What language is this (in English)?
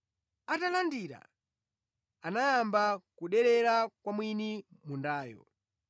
Nyanja